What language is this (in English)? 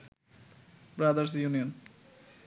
Bangla